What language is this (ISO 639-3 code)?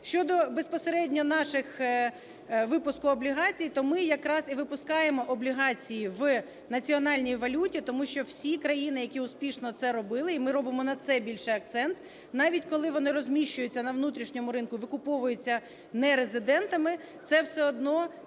ukr